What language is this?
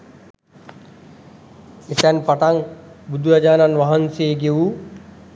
Sinhala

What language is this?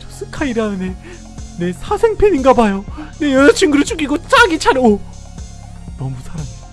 Korean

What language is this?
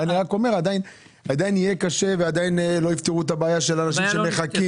Hebrew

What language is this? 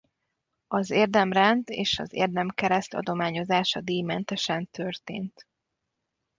Hungarian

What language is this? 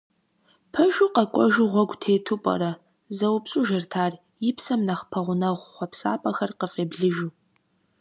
Kabardian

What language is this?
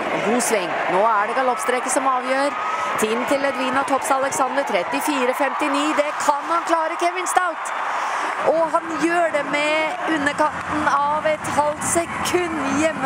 Norwegian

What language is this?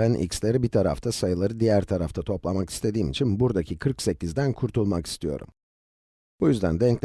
Turkish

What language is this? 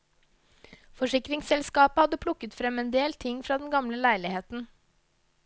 Norwegian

